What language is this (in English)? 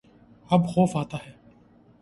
Urdu